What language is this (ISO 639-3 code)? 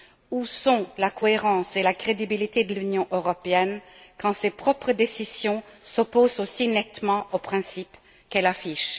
fra